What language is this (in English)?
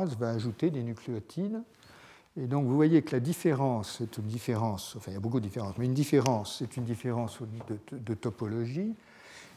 French